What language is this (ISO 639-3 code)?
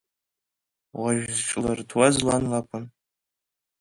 abk